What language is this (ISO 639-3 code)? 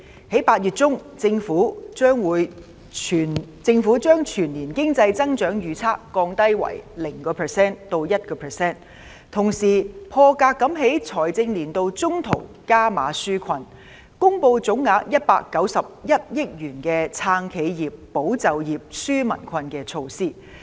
yue